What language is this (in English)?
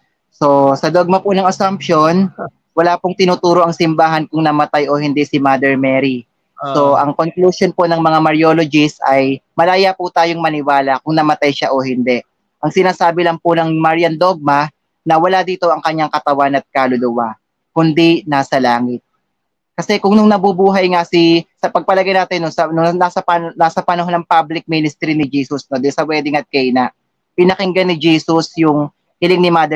Filipino